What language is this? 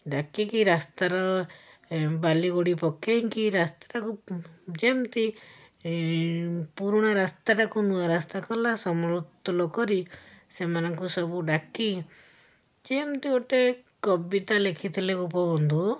Odia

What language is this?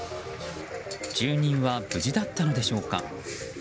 Japanese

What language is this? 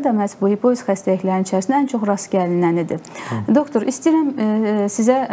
Turkish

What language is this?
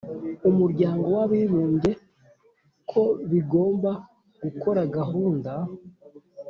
Kinyarwanda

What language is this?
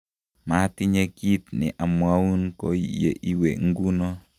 Kalenjin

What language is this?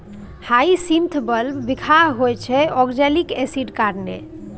Maithili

